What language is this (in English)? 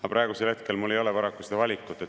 Estonian